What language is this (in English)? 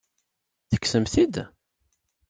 Kabyle